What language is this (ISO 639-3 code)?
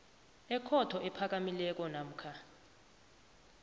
nbl